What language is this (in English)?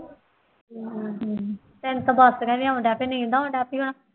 Punjabi